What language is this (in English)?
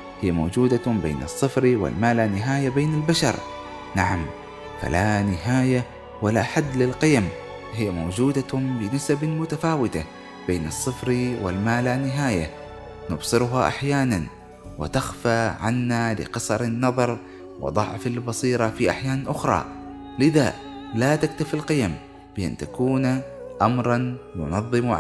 Arabic